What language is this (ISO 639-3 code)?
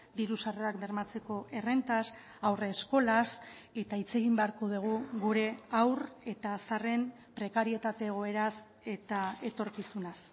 eus